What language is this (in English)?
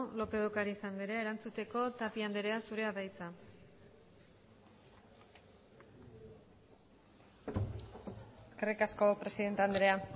Basque